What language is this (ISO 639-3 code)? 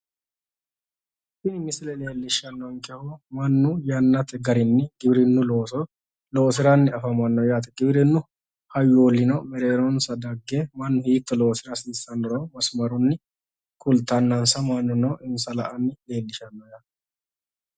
sid